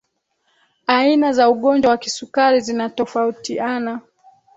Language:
Swahili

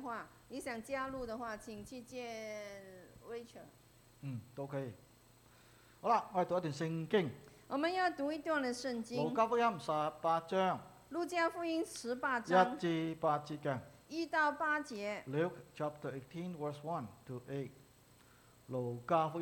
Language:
Chinese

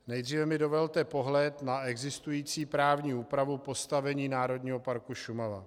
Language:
Czech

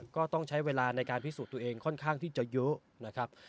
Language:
Thai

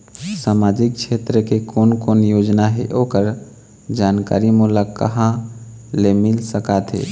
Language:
Chhattisgarhi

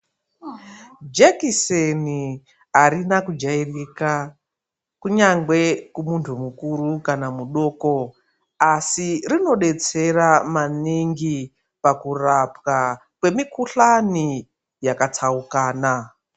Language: Ndau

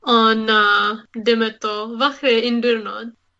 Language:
Welsh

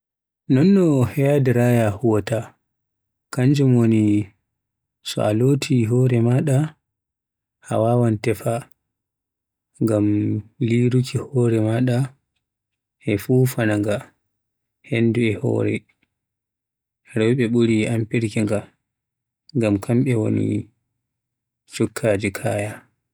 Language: Western Niger Fulfulde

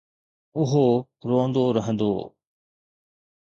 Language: Sindhi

